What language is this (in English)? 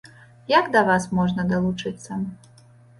Belarusian